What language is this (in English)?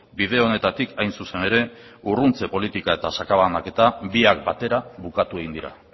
Basque